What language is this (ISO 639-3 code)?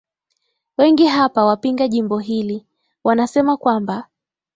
swa